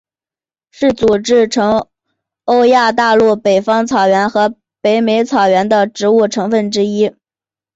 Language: Chinese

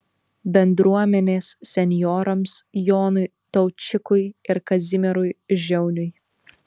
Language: Lithuanian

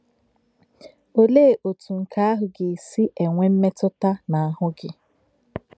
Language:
Igbo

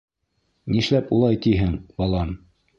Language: Bashkir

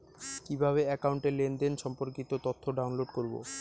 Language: Bangla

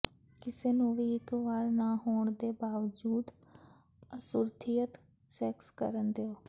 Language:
Punjabi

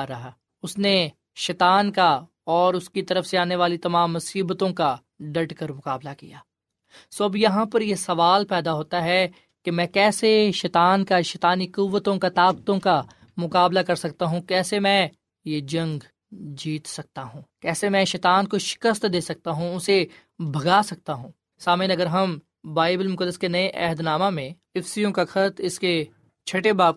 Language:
Urdu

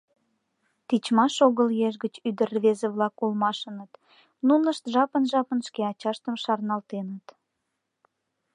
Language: Mari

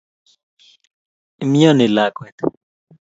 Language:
Kalenjin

